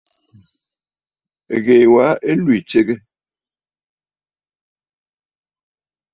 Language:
Bafut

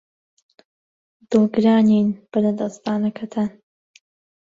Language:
Central Kurdish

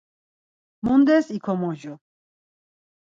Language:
Laz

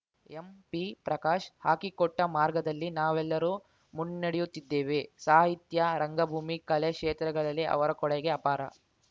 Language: Kannada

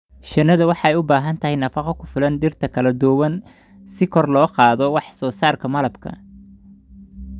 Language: Somali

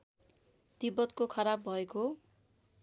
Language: Nepali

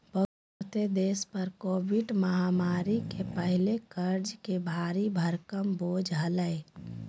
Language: Magahi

